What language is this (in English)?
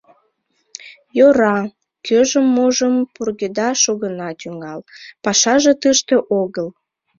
Mari